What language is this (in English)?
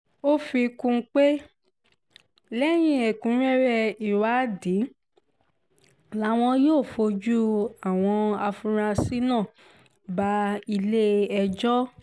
Yoruba